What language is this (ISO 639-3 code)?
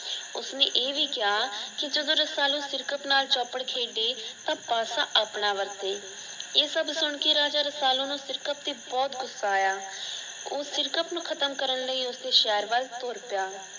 pan